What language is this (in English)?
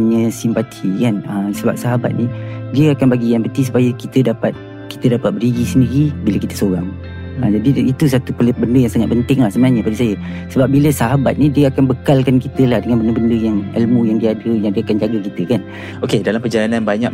Malay